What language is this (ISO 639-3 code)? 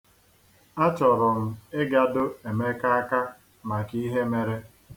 ibo